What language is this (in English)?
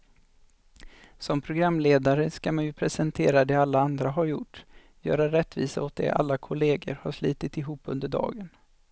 Swedish